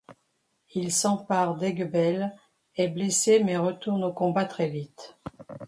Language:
French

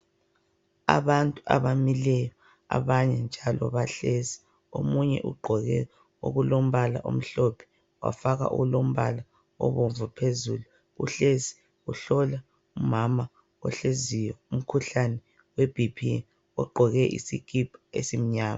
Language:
North Ndebele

